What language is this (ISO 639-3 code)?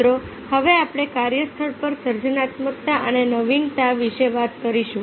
guj